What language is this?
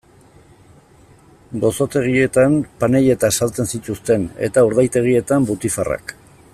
Basque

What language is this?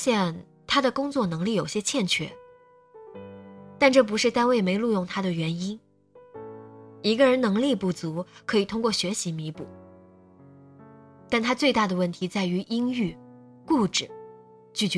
Chinese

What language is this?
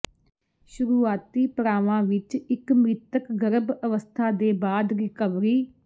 Punjabi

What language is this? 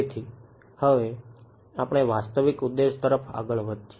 Gujarati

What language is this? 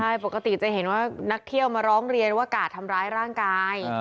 Thai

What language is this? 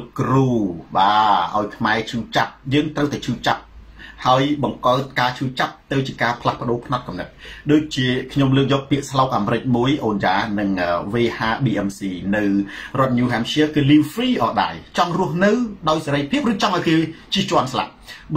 Thai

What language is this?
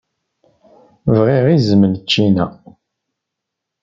Kabyle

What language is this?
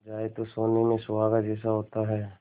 Hindi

